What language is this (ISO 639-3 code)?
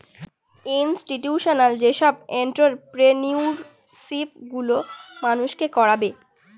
ben